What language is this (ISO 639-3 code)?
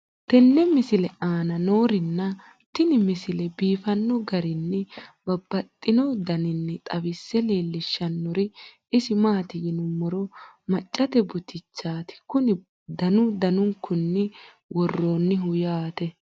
sid